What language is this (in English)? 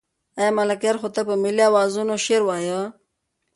Pashto